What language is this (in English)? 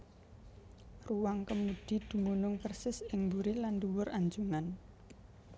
Javanese